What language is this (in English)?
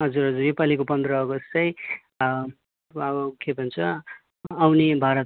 Nepali